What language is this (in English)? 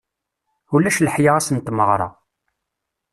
Kabyle